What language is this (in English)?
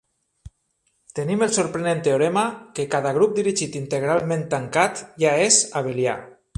Catalan